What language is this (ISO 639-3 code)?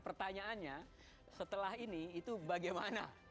ind